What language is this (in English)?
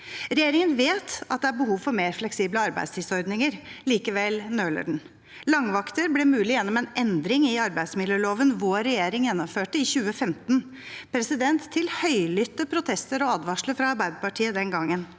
Norwegian